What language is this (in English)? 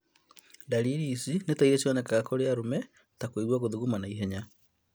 Kikuyu